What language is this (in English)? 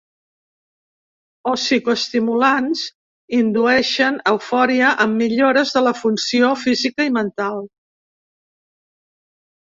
Catalan